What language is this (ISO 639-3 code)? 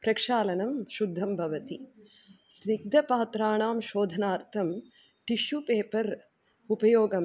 san